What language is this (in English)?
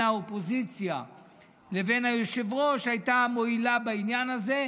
Hebrew